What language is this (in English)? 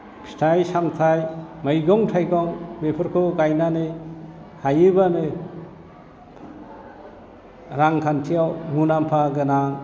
Bodo